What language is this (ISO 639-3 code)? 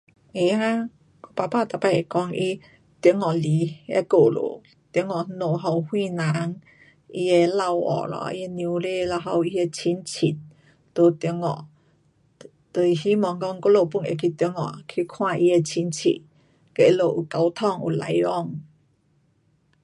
cpx